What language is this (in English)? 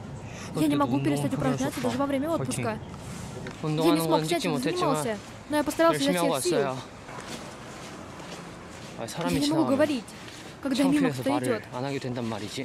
Russian